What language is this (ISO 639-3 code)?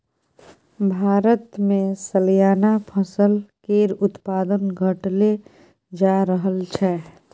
mai